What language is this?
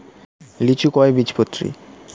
Bangla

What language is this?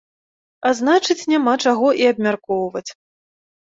Belarusian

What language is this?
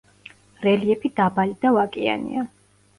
Georgian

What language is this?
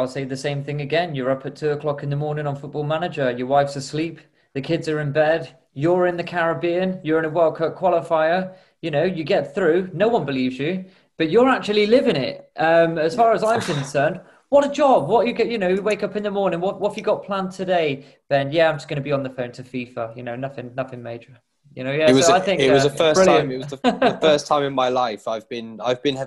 English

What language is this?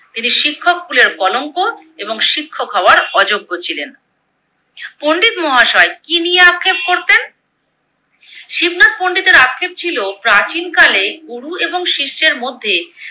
Bangla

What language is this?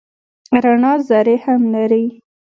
Pashto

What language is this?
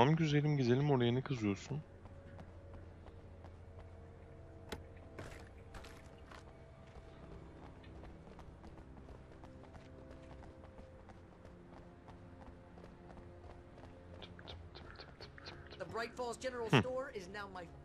Turkish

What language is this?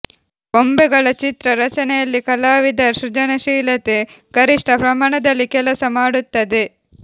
Kannada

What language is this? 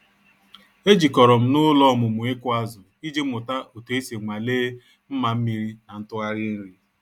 Igbo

